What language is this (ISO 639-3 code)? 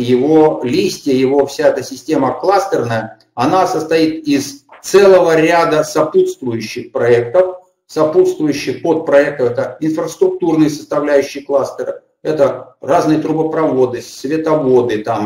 rus